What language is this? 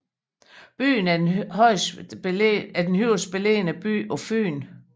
Danish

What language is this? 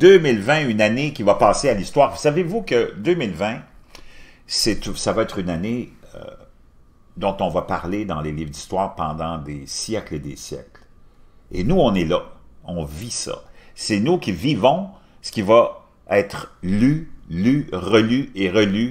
French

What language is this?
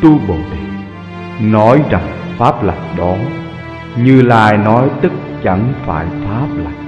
Vietnamese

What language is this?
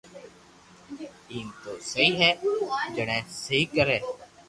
Loarki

